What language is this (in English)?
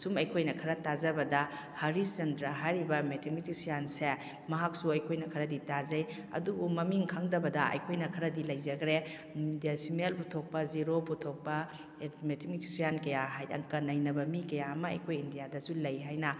Manipuri